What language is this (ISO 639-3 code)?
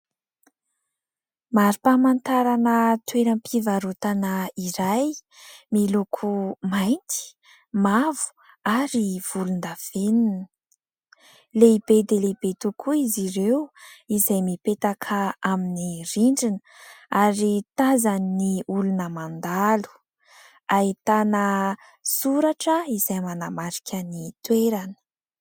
mlg